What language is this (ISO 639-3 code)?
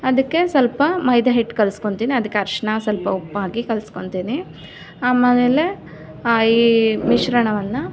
kan